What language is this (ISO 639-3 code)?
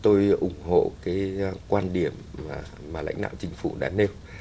vie